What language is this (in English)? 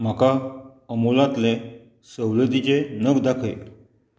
Konkani